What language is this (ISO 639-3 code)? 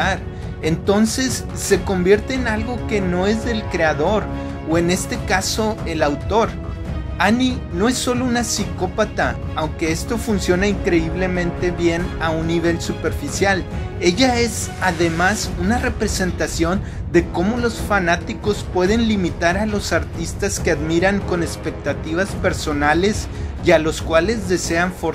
spa